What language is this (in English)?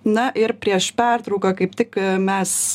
Lithuanian